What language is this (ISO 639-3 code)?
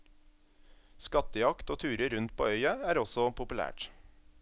nor